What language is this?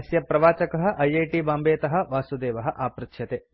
Sanskrit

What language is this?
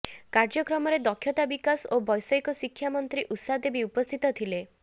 Odia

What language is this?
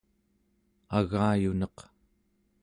Central Yupik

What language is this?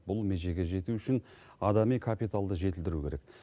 Kazakh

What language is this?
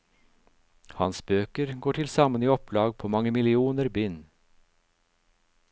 Norwegian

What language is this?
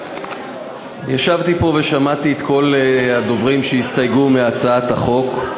Hebrew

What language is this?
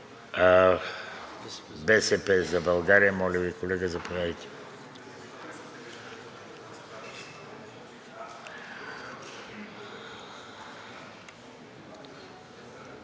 Bulgarian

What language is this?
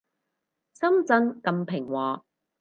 Cantonese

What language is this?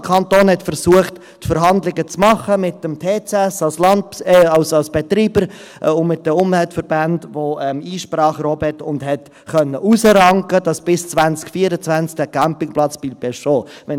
Swiss German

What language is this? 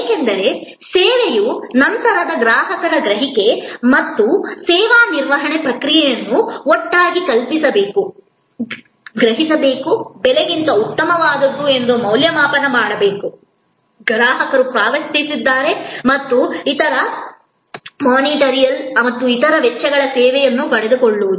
Kannada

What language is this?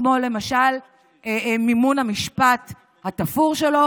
Hebrew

